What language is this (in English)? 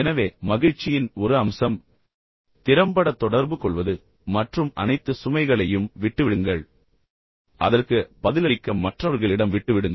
Tamil